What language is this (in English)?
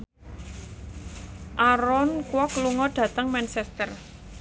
Javanese